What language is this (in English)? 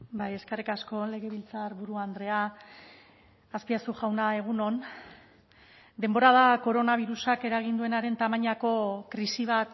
Basque